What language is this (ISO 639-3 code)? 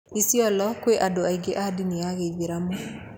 kik